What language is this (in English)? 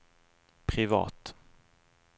Norwegian